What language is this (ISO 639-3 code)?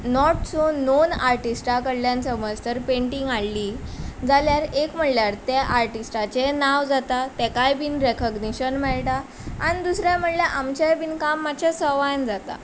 kok